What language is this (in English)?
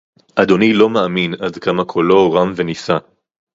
Hebrew